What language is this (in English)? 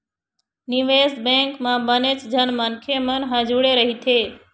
Chhattisgarhi